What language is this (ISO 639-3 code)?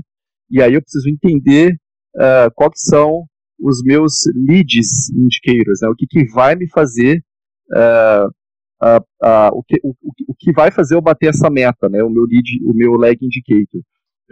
por